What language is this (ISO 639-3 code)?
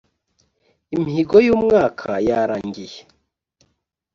kin